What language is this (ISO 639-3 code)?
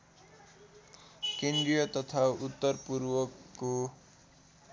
nep